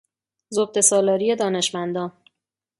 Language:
Persian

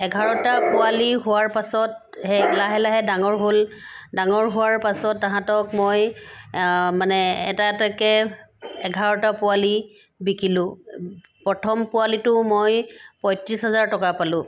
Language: Assamese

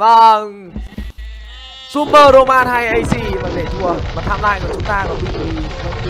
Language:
Vietnamese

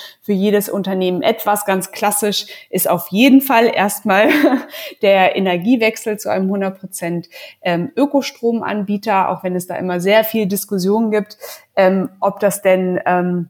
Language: German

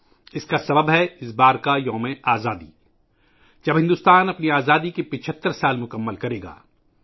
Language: Urdu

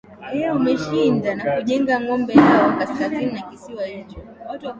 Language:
Swahili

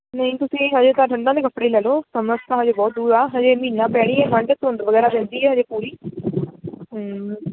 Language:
Punjabi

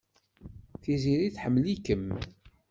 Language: Kabyle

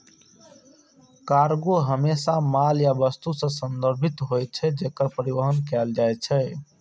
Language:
Maithili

